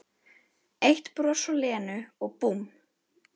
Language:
Icelandic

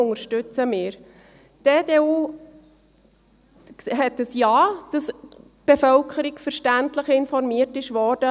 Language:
Swiss German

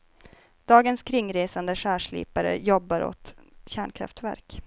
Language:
Swedish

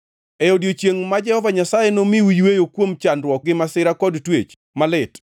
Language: Luo (Kenya and Tanzania)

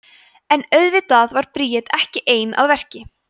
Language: Icelandic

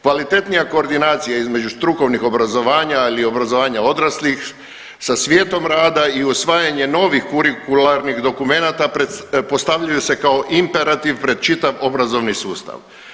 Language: Croatian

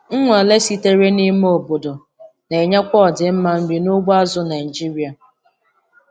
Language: Igbo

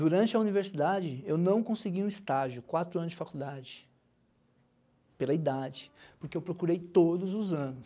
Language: Portuguese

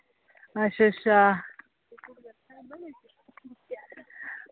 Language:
Dogri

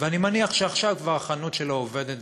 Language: Hebrew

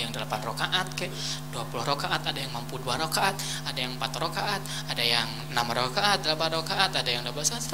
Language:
Indonesian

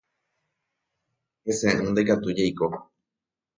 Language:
Guarani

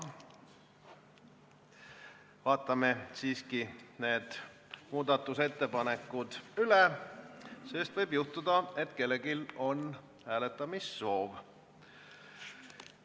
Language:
Estonian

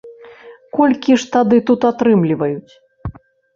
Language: Belarusian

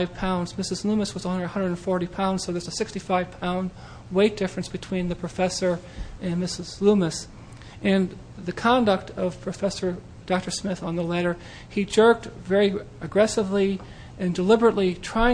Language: English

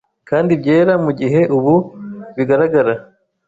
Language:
Kinyarwanda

